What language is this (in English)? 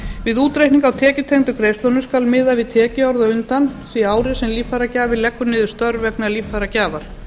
Icelandic